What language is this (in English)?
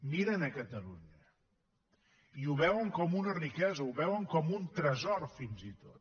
Catalan